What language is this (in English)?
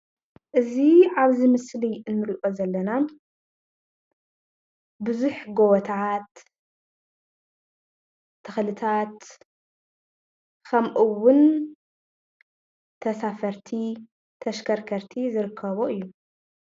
Tigrinya